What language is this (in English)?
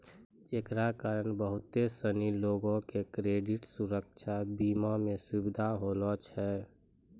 Maithili